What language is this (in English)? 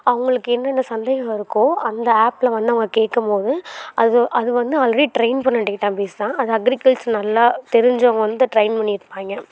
Tamil